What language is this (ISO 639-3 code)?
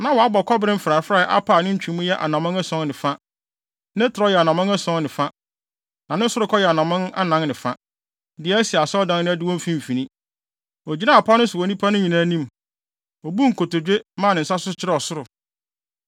aka